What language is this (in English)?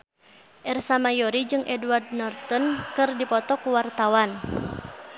Sundanese